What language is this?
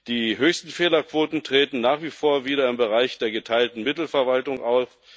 German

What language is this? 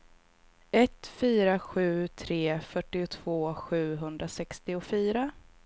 Swedish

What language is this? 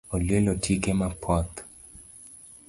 Luo (Kenya and Tanzania)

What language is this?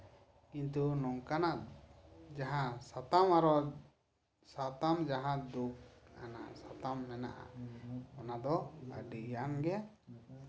Santali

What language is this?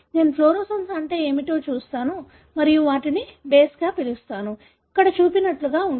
Telugu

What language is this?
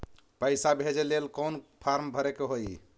Magahi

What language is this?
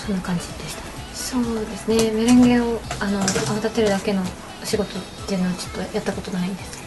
Japanese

